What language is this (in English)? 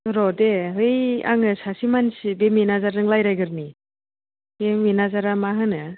Bodo